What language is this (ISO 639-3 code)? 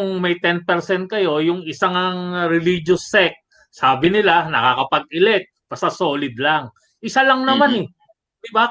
fil